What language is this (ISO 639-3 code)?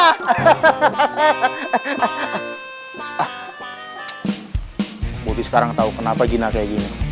ind